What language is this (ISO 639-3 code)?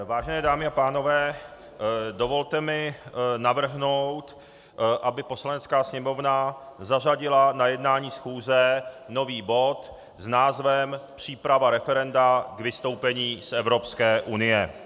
ces